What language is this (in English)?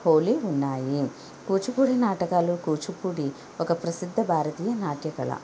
Telugu